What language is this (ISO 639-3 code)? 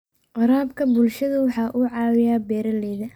som